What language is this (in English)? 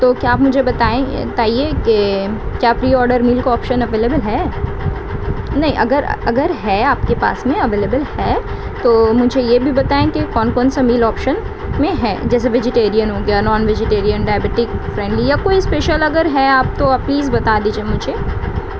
Urdu